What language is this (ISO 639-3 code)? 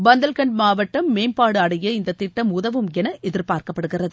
tam